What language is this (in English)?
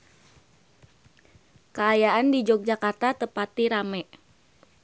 Sundanese